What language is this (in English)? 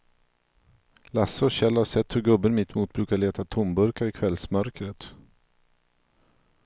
Swedish